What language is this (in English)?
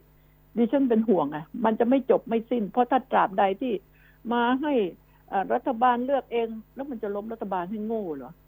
Thai